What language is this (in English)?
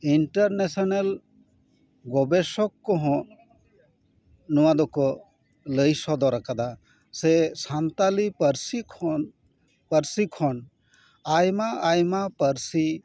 Santali